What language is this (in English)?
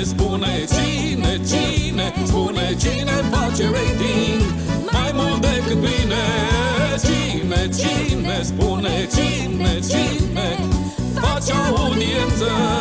Romanian